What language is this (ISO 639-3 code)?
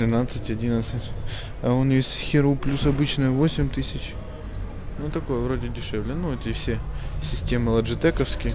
rus